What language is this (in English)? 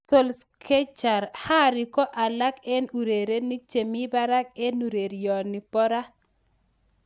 Kalenjin